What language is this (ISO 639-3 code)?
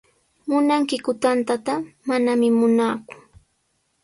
qws